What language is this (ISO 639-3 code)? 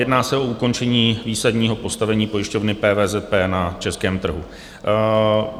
ces